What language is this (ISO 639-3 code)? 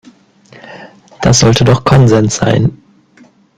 deu